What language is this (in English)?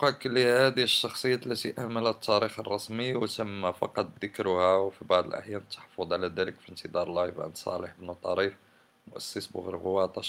Arabic